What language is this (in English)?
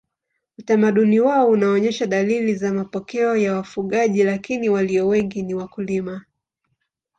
Swahili